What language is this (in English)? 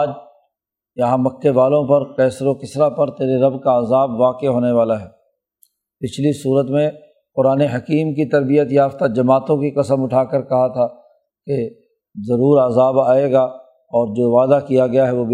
Urdu